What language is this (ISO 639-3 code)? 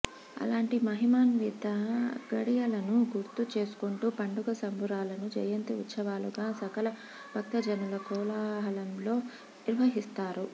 tel